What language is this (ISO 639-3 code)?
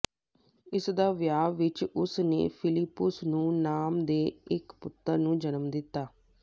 pan